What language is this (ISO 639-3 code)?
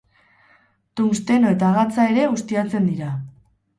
eus